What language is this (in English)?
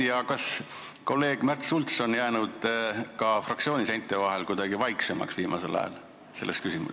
Estonian